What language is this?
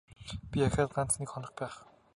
Mongolian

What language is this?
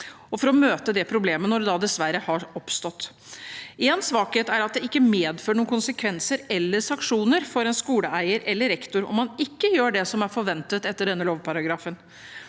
Norwegian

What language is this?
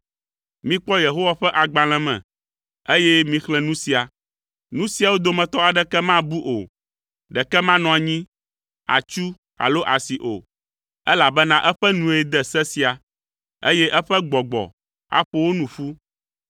Ewe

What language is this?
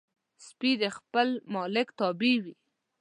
Pashto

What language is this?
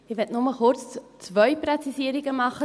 Swiss German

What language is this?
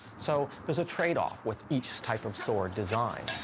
English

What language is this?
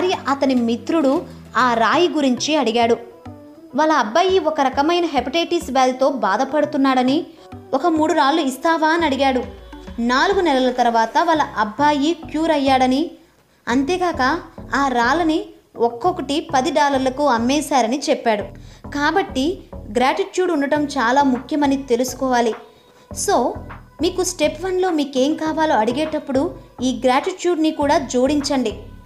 Telugu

